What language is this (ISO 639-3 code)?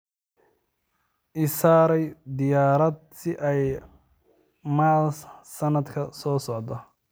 som